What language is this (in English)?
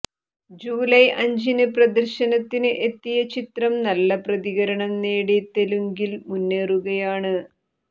Malayalam